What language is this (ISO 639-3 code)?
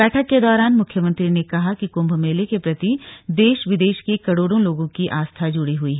hin